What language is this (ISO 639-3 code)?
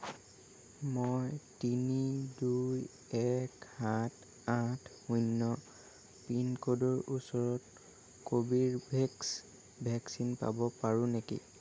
asm